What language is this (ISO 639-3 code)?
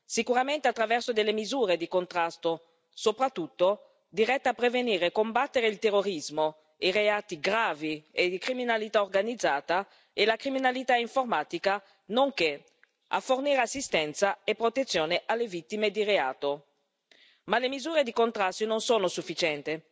ita